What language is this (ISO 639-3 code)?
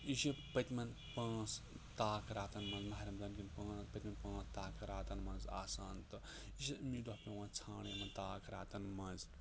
kas